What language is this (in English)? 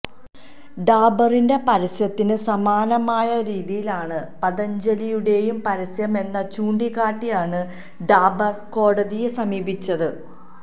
Malayalam